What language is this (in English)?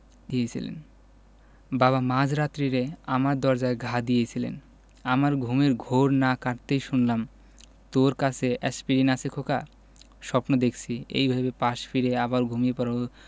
Bangla